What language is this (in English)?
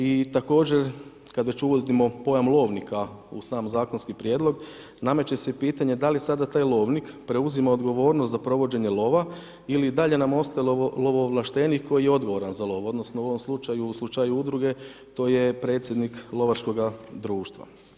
Croatian